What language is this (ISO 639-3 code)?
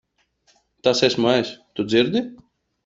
lav